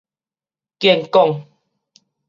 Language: Min Nan Chinese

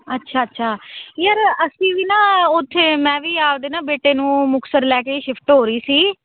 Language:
Punjabi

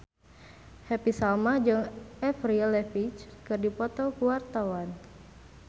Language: Sundanese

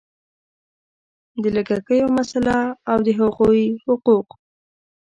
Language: Pashto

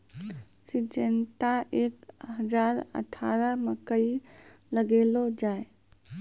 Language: Maithili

